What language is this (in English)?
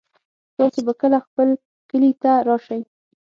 Pashto